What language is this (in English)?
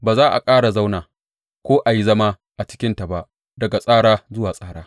Hausa